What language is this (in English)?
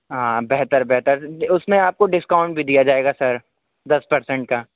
Urdu